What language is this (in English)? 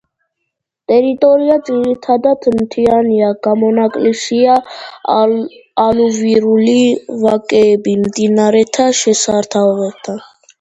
Georgian